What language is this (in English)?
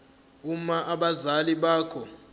Zulu